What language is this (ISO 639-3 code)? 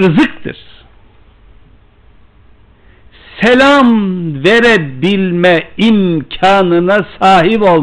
tur